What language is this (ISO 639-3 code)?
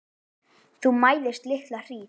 isl